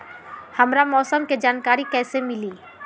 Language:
Magahi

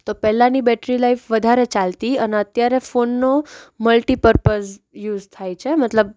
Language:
Gujarati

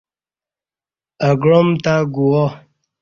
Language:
Kati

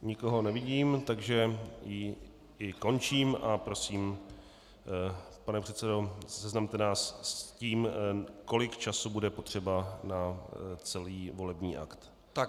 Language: Czech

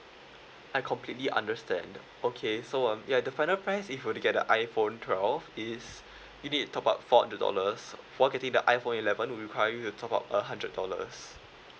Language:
English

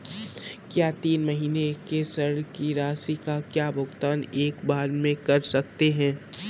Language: Hindi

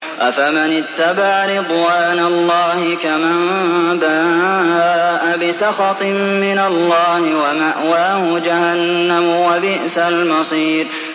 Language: Arabic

